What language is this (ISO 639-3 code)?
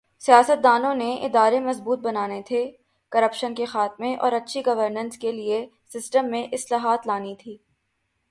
urd